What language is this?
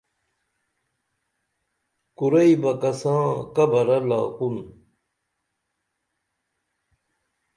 Dameli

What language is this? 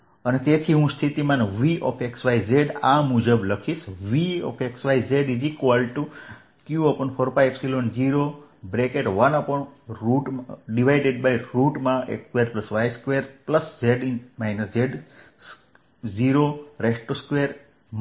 Gujarati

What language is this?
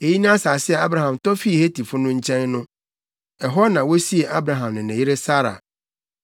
Akan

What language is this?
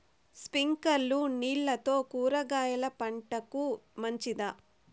Telugu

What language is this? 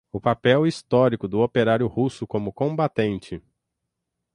Portuguese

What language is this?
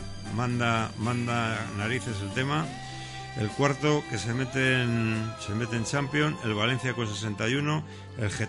Spanish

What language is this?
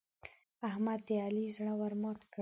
Pashto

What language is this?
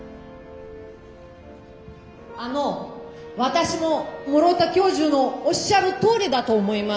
Japanese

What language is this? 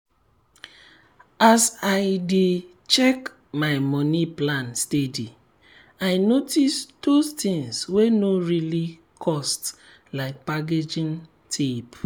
Nigerian Pidgin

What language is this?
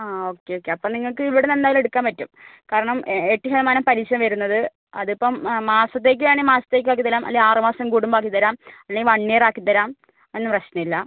Malayalam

